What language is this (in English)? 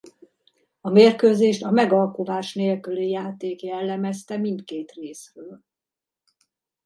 Hungarian